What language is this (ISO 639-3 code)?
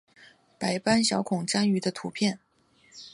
zho